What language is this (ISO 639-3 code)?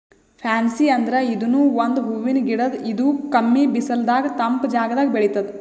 kan